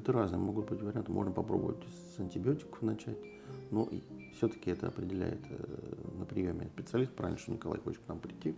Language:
Russian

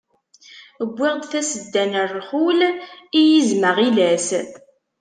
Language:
Kabyle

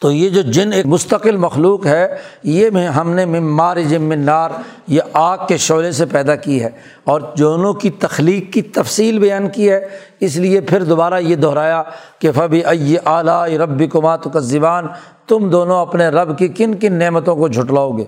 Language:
Urdu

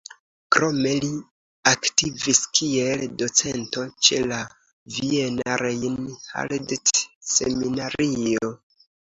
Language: Esperanto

